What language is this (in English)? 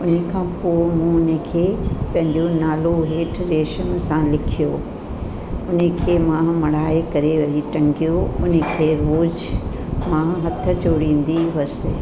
Sindhi